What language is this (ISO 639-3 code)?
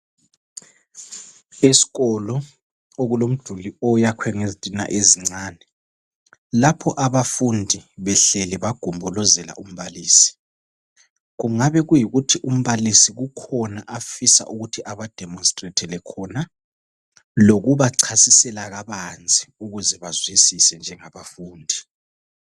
nde